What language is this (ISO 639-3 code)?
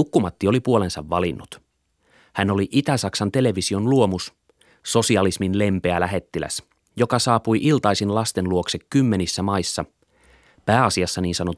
fin